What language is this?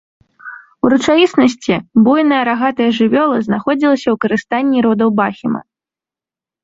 Belarusian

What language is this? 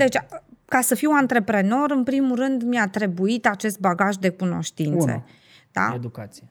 Romanian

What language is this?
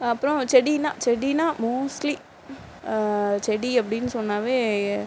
Tamil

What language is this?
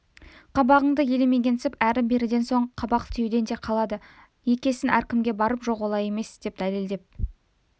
Kazakh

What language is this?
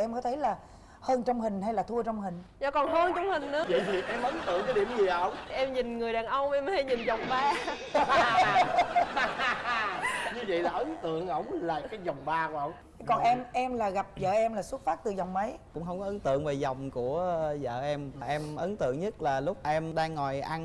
Vietnamese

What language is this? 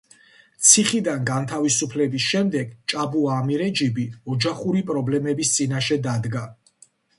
Georgian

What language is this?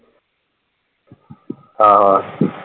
Punjabi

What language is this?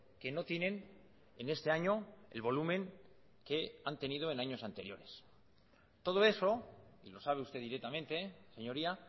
Spanish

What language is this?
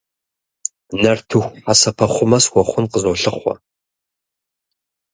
Kabardian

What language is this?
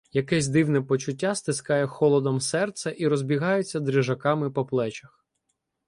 Ukrainian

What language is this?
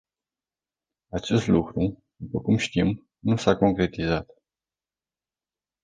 Romanian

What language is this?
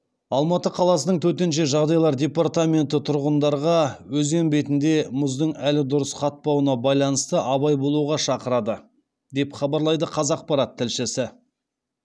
Kazakh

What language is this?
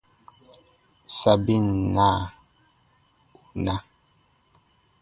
Baatonum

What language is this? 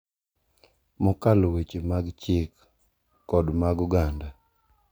Luo (Kenya and Tanzania)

